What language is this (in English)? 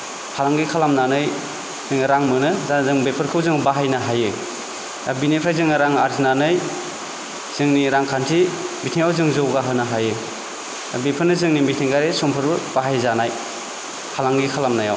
Bodo